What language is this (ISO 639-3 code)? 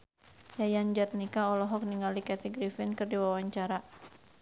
sun